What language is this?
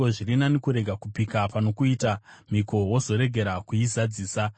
Shona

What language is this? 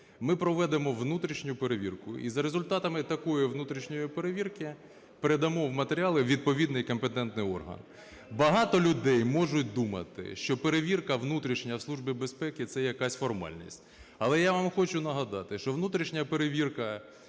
Ukrainian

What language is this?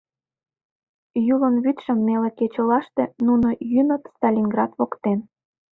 Mari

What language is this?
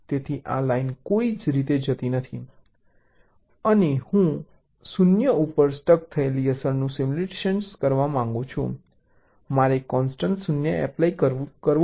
Gujarati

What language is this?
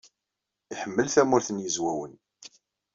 Kabyle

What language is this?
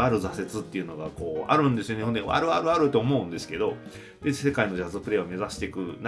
Japanese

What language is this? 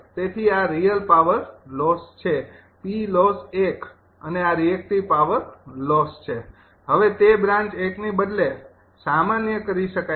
Gujarati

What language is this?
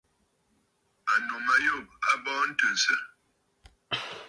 Bafut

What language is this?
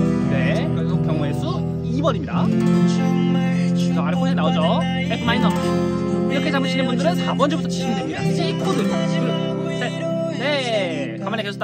Korean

